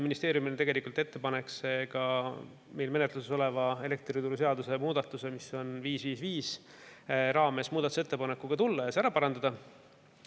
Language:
Estonian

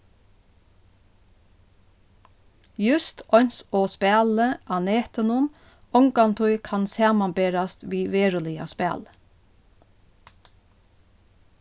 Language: Faroese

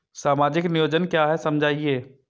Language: Hindi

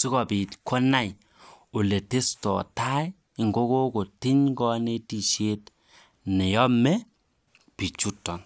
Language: Kalenjin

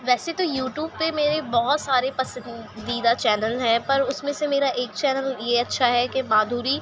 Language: Urdu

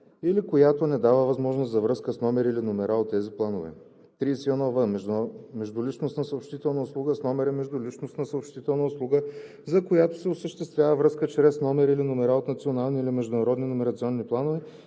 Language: Bulgarian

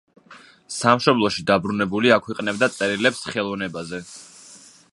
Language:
Georgian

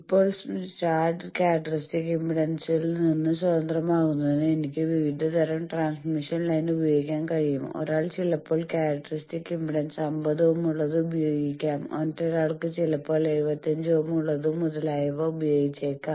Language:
Malayalam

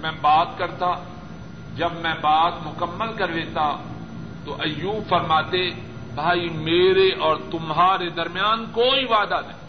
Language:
Urdu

